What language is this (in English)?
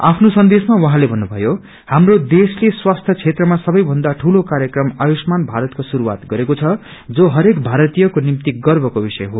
Nepali